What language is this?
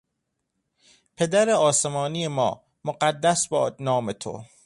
Persian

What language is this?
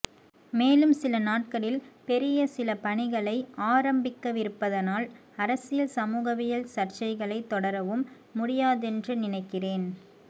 Tamil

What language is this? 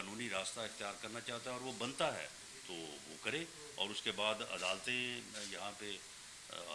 Urdu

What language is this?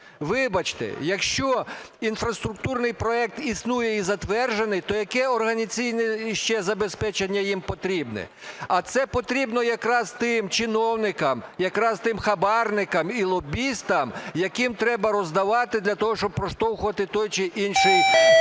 Ukrainian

